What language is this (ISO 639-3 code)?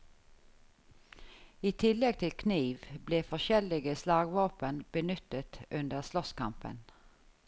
nor